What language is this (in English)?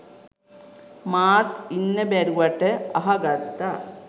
Sinhala